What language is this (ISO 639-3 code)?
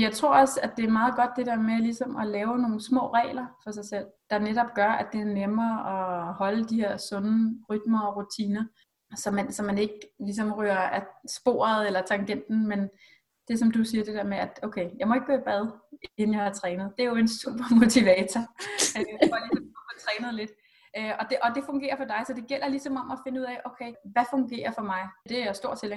dan